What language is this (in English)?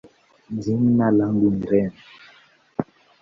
Swahili